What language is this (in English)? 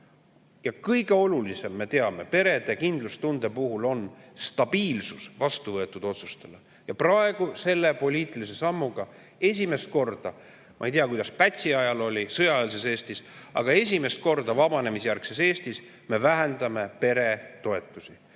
Estonian